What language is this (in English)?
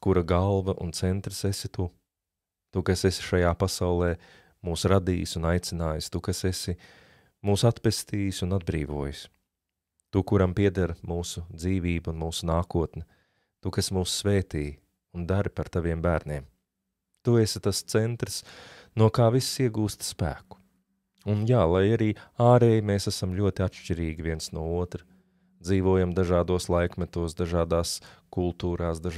Latvian